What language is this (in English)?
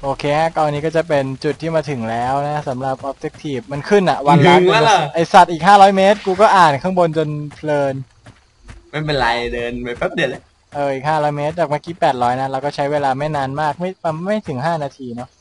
Thai